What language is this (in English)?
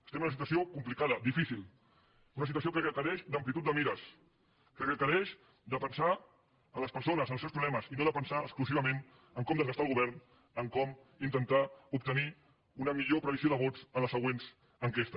Catalan